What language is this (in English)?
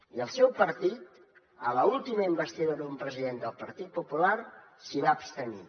Catalan